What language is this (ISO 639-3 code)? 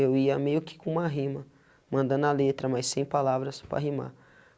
por